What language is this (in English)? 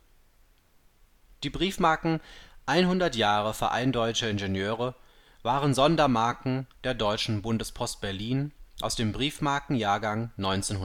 German